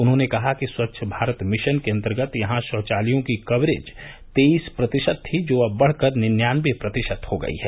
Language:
Hindi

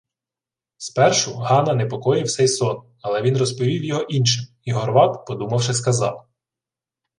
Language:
Ukrainian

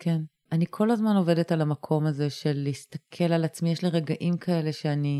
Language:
Hebrew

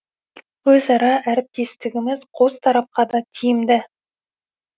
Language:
Kazakh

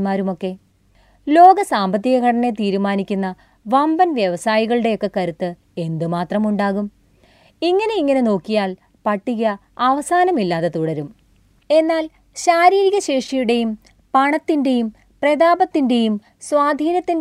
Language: Malayalam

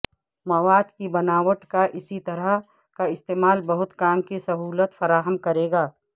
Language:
Urdu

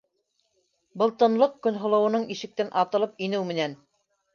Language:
Bashkir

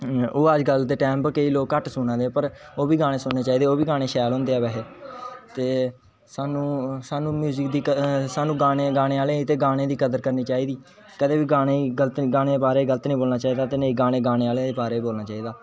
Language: Dogri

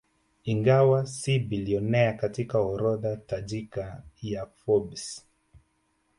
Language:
Swahili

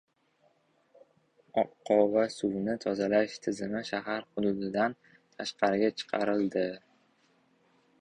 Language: Uzbek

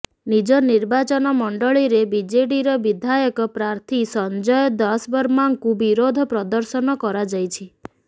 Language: Odia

